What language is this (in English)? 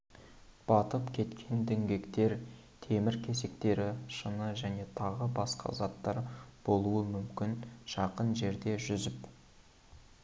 Kazakh